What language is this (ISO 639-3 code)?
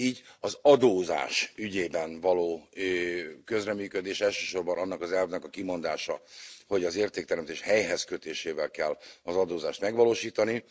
hun